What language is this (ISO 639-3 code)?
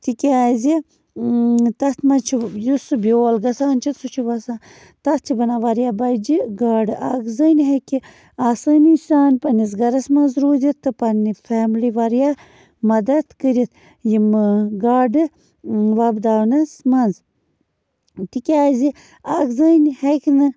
kas